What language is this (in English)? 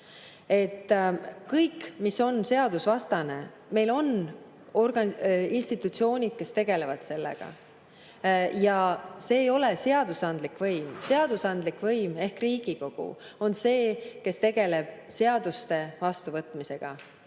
Estonian